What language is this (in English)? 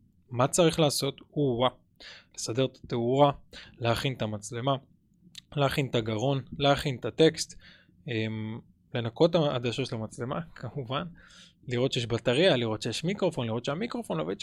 Hebrew